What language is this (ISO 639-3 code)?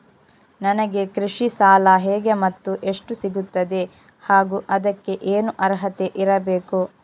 kan